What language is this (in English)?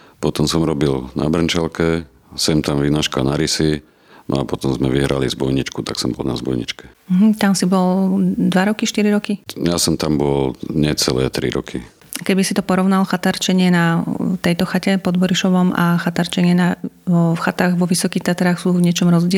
Slovak